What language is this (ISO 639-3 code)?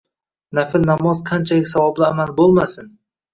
uzb